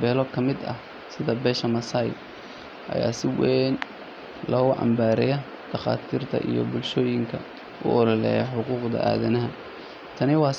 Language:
Somali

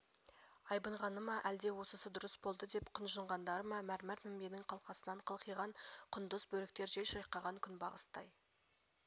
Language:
Kazakh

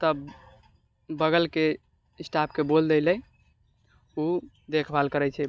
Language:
Maithili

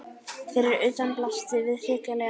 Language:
Icelandic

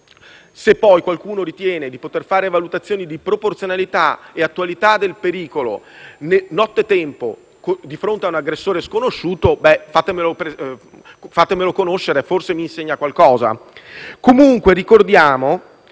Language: Italian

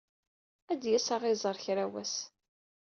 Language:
Kabyle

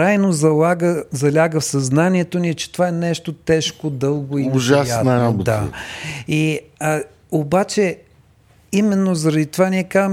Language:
Bulgarian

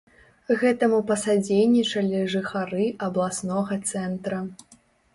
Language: Belarusian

